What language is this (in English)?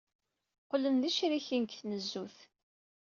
Kabyle